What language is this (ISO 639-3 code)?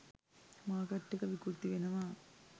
sin